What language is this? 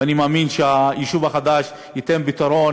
Hebrew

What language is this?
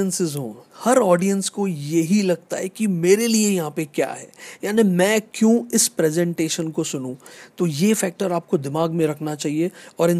Hindi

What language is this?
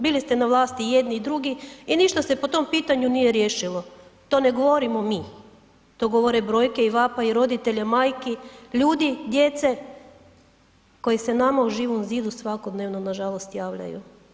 Croatian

